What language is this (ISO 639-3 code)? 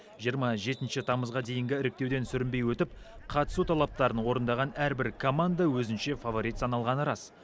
kaz